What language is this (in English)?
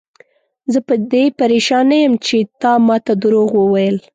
Pashto